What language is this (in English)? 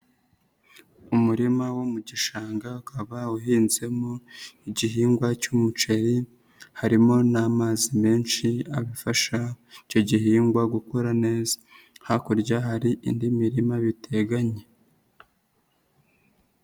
Kinyarwanda